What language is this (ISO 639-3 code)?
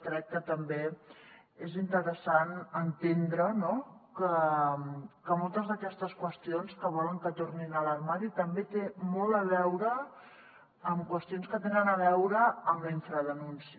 cat